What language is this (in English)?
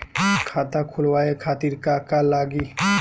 Bhojpuri